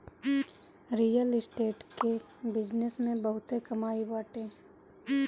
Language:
Bhojpuri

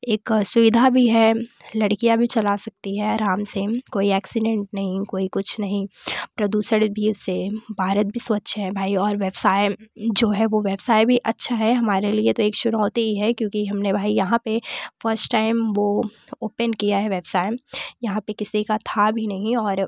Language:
Hindi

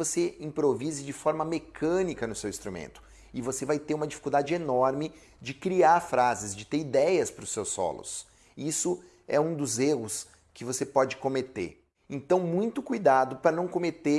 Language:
Portuguese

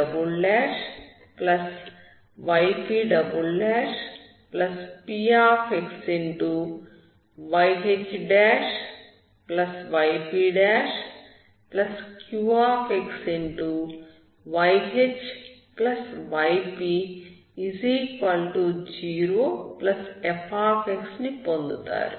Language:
Telugu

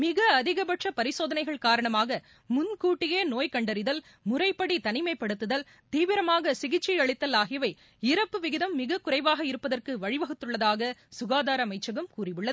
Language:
Tamil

